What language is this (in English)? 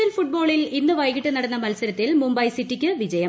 Malayalam